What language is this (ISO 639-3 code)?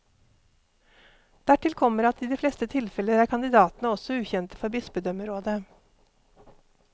nor